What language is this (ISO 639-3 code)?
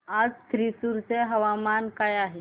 mar